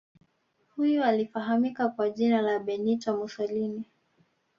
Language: Swahili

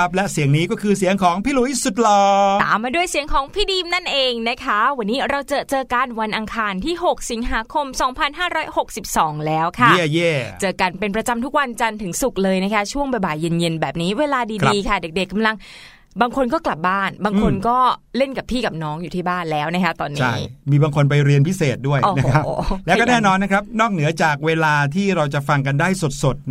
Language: Thai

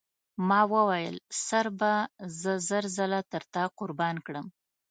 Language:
Pashto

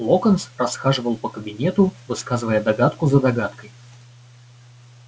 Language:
Russian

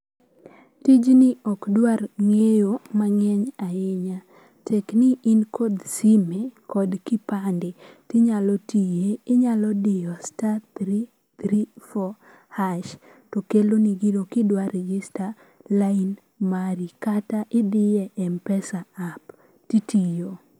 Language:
Luo (Kenya and Tanzania)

